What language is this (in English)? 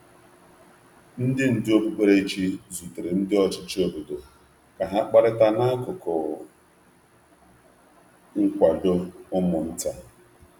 Igbo